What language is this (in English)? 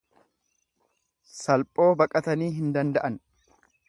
Oromo